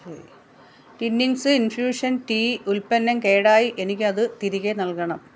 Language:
Malayalam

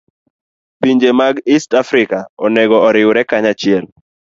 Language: Luo (Kenya and Tanzania)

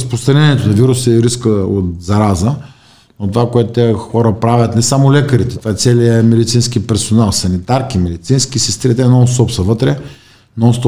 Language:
Bulgarian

